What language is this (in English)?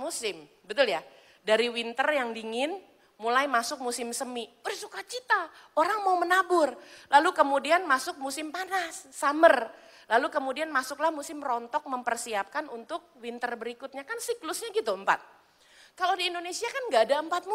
Indonesian